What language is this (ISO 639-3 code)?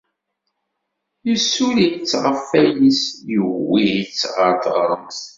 kab